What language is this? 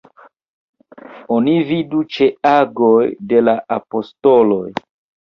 Esperanto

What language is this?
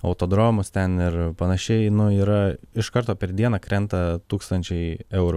Lithuanian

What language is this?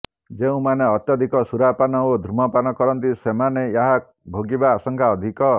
Odia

